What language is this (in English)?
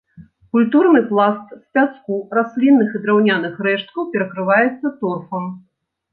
Belarusian